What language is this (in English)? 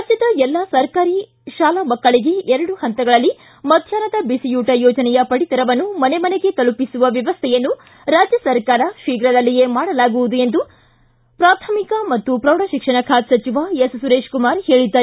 Kannada